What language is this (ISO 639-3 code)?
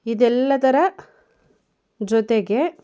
kan